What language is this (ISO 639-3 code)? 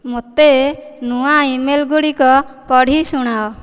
ori